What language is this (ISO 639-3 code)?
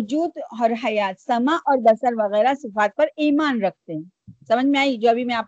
urd